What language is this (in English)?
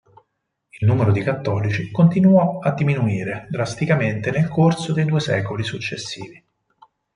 Italian